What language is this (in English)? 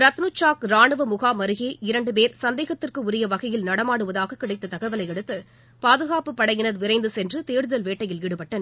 Tamil